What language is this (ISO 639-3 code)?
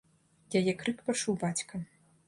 bel